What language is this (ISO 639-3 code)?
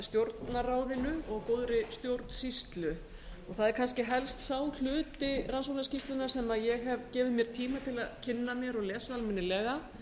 isl